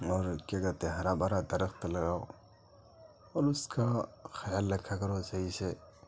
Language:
Urdu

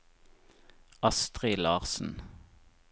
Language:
Norwegian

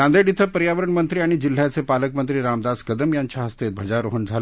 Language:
Marathi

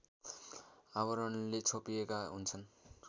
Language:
Nepali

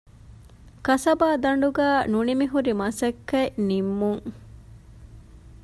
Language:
Divehi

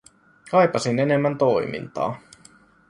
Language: Finnish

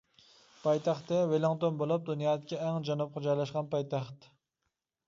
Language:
Uyghur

